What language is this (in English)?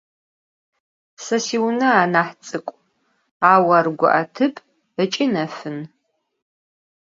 Adyghe